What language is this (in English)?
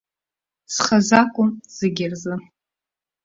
Abkhazian